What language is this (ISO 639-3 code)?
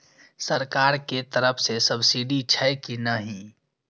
mai